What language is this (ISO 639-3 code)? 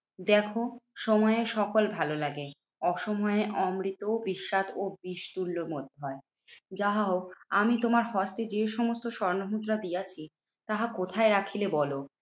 ben